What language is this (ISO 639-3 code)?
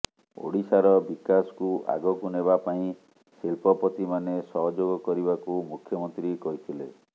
ori